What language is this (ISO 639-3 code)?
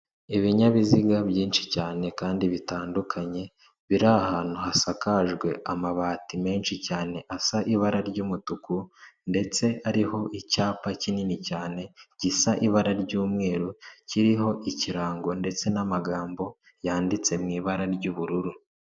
kin